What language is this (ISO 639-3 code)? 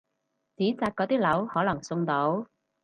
yue